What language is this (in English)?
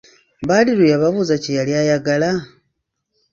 Ganda